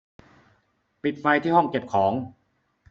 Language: Thai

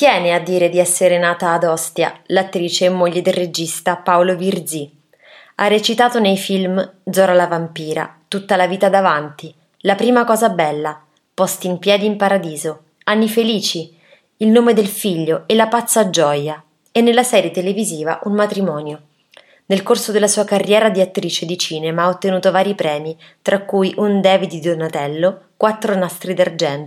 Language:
Italian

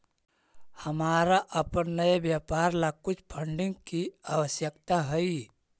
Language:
Magahi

